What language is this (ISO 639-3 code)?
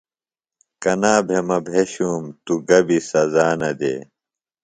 phl